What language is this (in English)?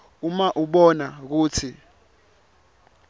Swati